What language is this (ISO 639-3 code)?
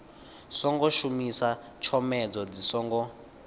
ven